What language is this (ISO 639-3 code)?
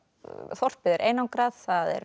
isl